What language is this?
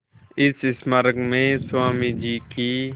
Hindi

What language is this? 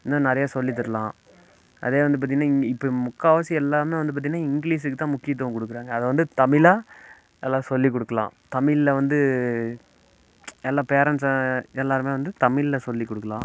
Tamil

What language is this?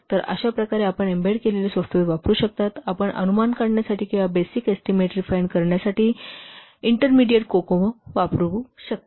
Marathi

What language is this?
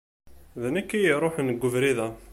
Kabyle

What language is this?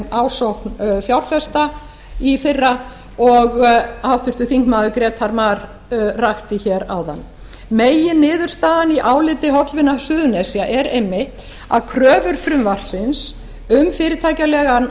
Icelandic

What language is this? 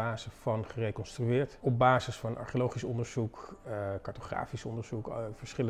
Dutch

